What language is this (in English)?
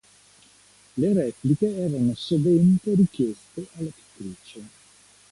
Italian